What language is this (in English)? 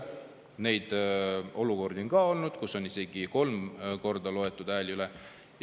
Estonian